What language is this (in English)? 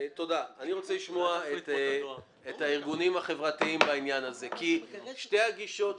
Hebrew